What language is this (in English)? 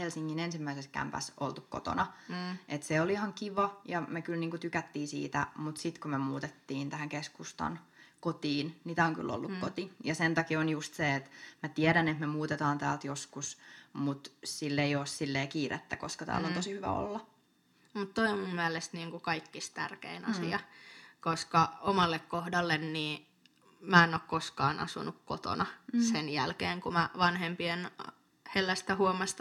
Finnish